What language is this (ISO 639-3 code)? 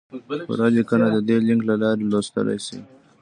pus